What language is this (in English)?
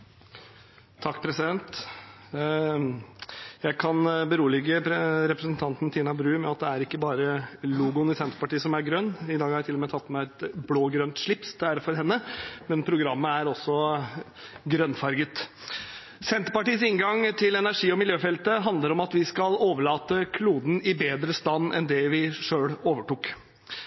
Norwegian Bokmål